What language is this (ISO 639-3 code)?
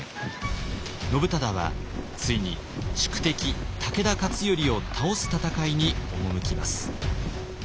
jpn